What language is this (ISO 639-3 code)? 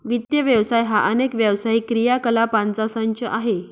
mar